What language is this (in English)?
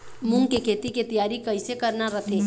Chhattisgarhi